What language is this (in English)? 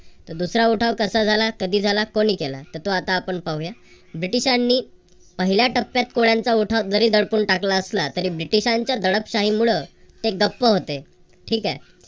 Marathi